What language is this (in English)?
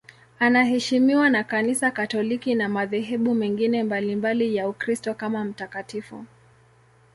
Swahili